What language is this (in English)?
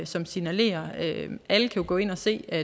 Danish